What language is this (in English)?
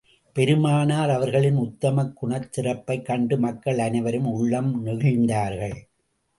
Tamil